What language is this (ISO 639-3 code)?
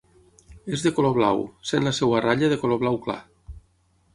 cat